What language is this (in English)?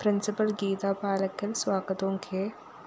Malayalam